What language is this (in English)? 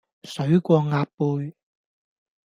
Cantonese